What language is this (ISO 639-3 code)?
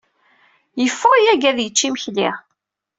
kab